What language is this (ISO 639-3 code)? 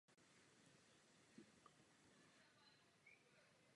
ces